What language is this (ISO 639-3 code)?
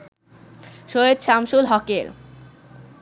ben